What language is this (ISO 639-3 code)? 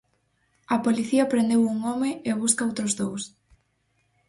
glg